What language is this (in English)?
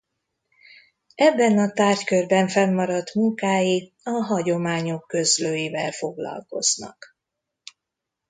Hungarian